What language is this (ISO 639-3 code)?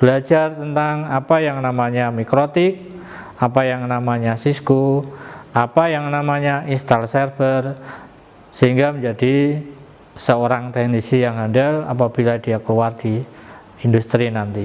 ind